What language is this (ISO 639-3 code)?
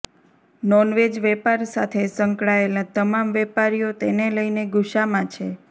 guj